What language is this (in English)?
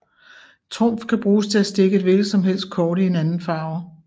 Danish